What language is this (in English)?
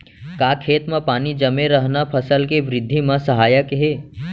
Chhattisgarhi